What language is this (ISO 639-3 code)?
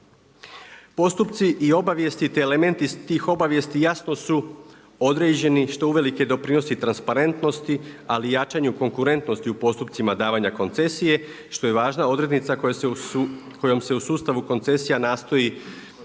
hrv